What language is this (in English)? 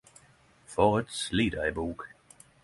Norwegian Nynorsk